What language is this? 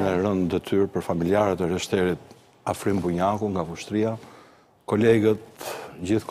Romanian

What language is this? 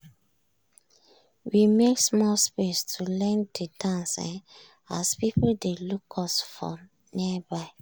Nigerian Pidgin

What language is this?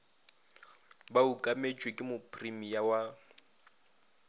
Northern Sotho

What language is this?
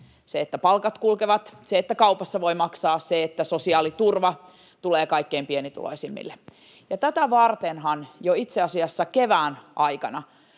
Finnish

